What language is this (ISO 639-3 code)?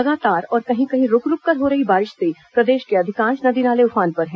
hin